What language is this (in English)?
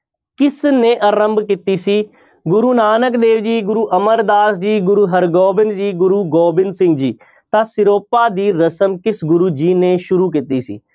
Punjabi